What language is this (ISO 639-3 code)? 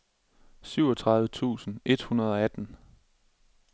dan